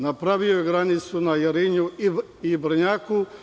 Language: Serbian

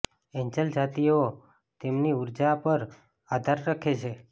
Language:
Gujarati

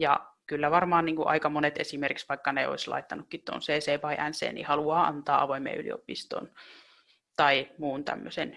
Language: Finnish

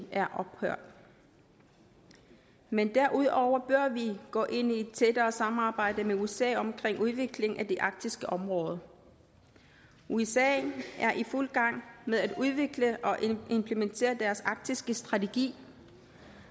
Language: Danish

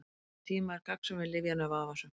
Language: Icelandic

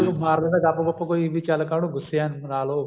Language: Punjabi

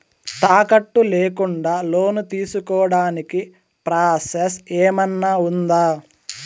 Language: Telugu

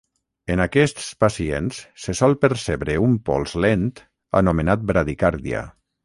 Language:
Catalan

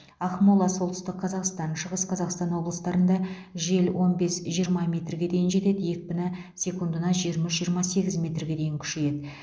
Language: Kazakh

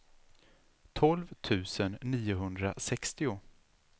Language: Swedish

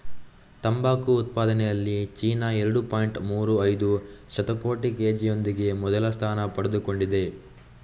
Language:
Kannada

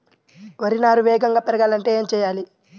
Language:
Telugu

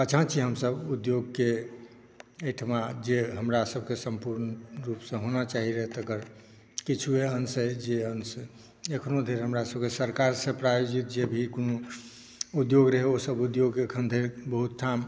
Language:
Maithili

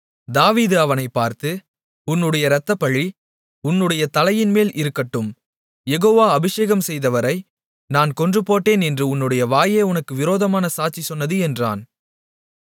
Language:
Tamil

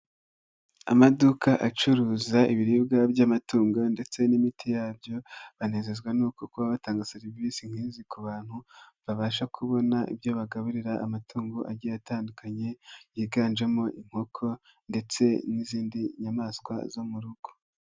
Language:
Kinyarwanda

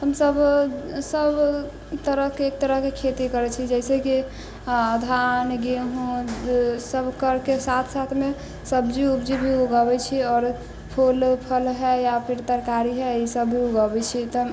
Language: Maithili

